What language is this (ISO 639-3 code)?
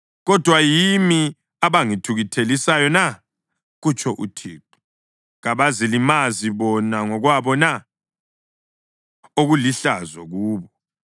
nde